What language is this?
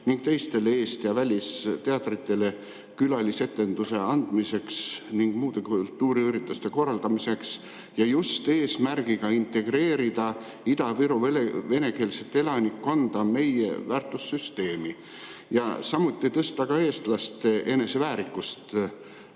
Estonian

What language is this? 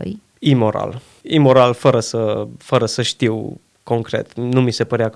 Romanian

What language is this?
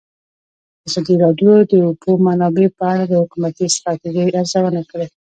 Pashto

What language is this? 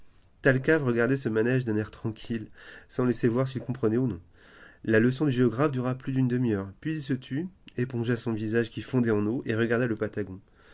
French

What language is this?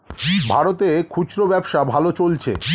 Bangla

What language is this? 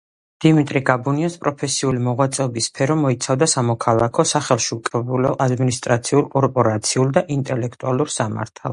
Georgian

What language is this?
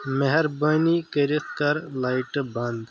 Kashmiri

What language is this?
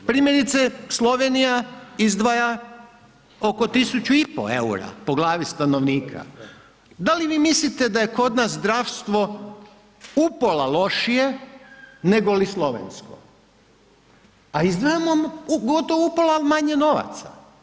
Croatian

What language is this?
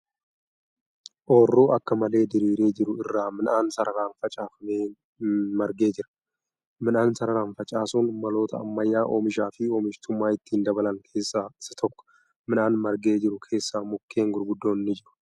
Oromo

